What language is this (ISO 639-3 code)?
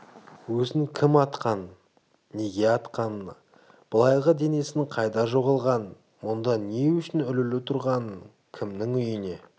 kaz